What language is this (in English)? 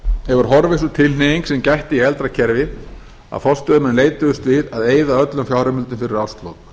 Icelandic